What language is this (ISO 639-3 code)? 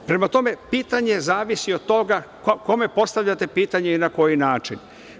srp